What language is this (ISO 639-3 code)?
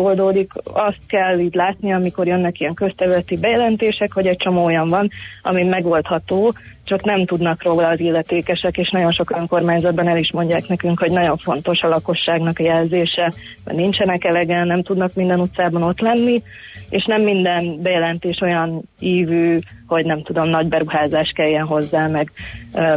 hun